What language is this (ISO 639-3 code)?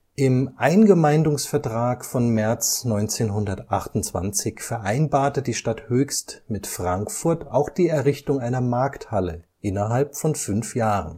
deu